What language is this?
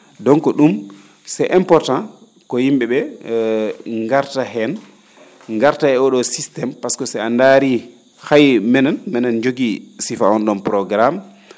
Fula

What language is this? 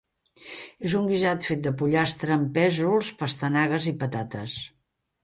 Catalan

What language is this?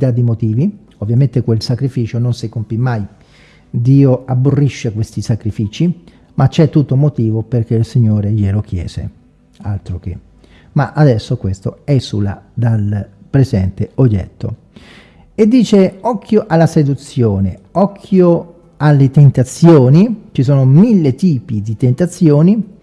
Italian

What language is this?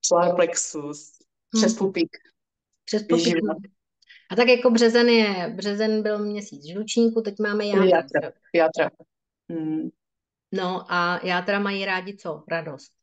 Czech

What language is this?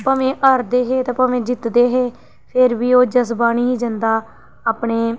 Dogri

